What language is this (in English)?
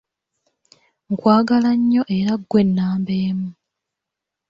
Ganda